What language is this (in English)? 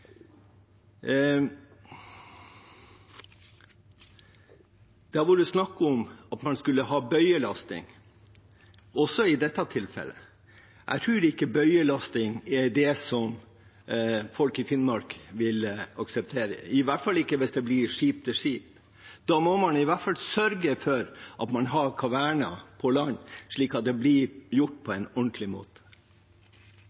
Norwegian Bokmål